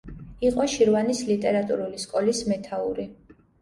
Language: Georgian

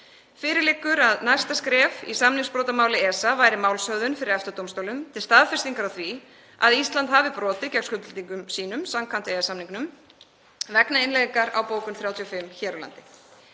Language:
Icelandic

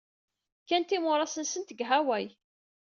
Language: Kabyle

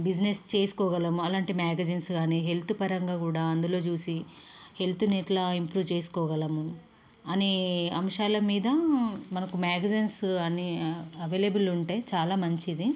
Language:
Telugu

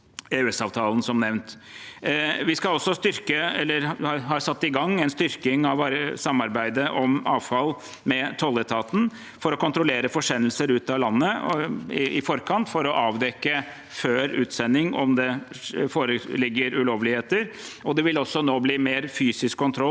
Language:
Norwegian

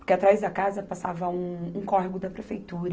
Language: Portuguese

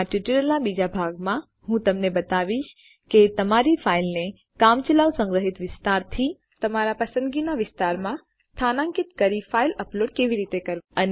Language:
Gujarati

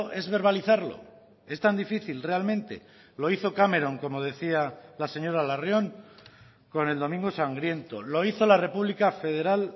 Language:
Spanish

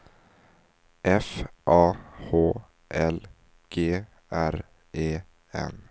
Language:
Swedish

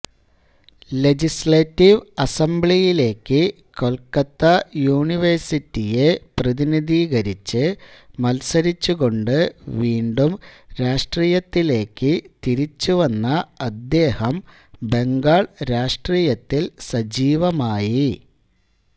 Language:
Malayalam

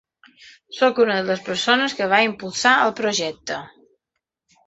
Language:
Catalan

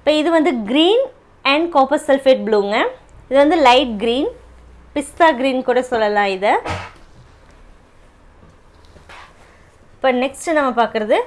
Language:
Tamil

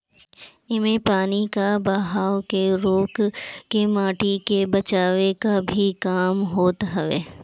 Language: Bhojpuri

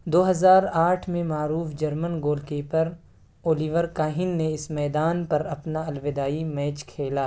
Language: Urdu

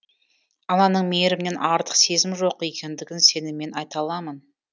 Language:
Kazakh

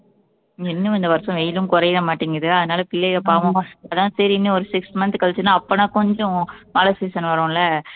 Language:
Tamil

